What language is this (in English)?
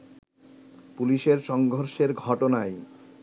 Bangla